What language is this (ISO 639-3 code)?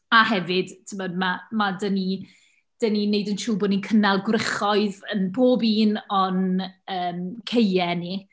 cym